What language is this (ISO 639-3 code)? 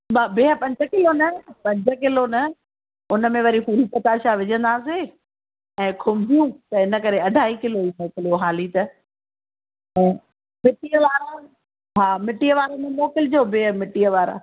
snd